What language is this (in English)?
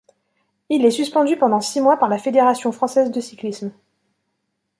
French